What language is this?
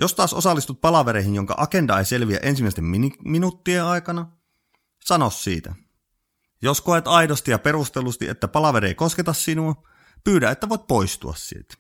Finnish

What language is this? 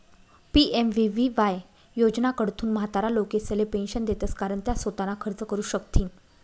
Marathi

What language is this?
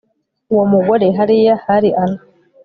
Kinyarwanda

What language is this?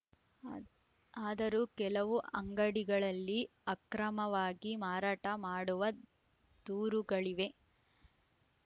Kannada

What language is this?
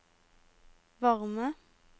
Norwegian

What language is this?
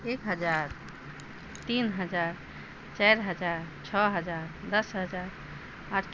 Maithili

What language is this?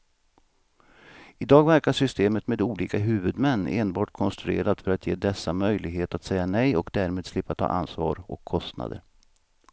Swedish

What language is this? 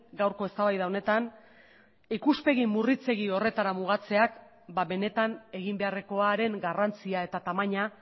Basque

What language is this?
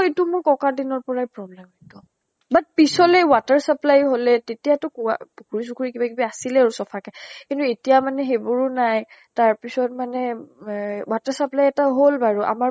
Assamese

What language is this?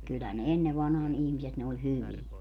Finnish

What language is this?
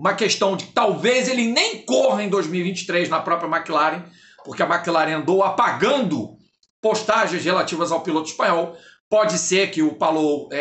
Portuguese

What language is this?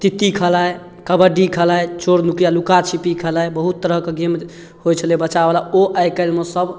Maithili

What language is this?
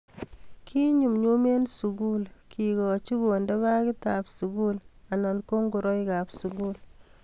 Kalenjin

